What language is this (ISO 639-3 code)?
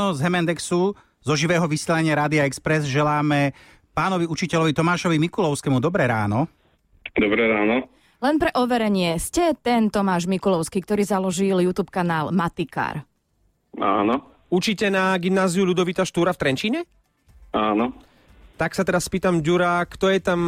slk